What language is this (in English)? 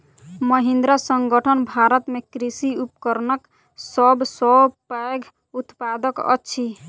Maithili